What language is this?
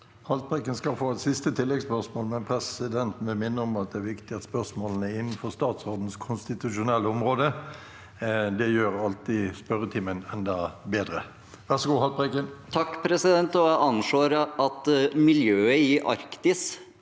Norwegian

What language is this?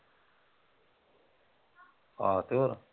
Punjabi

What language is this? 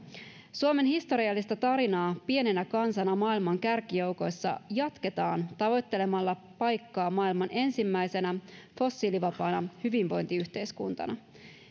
Finnish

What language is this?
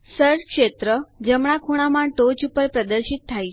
Gujarati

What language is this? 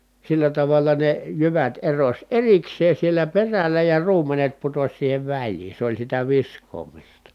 Finnish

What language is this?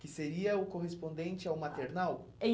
Portuguese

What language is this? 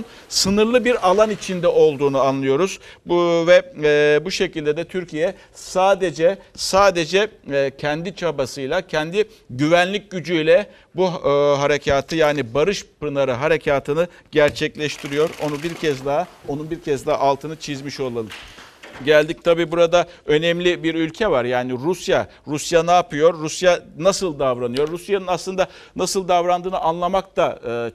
Turkish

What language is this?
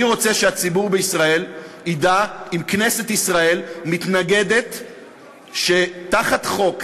Hebrew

